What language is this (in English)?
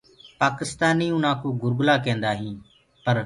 Gurgula